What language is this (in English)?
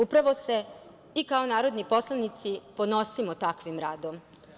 Serbian